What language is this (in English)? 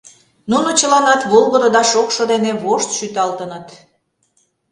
Mari